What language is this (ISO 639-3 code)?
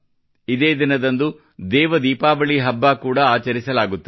kan